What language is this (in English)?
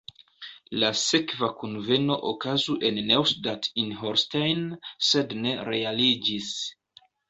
Esperanto